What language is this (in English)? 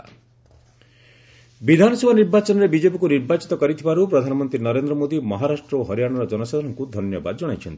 Odia